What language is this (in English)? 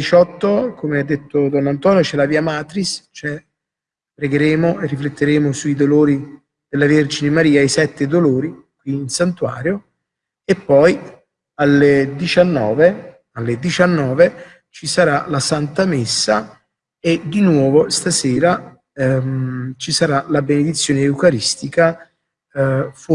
Italian